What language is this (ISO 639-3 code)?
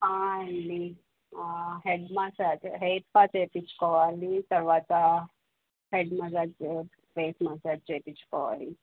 tel